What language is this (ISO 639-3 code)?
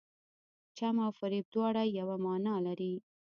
pus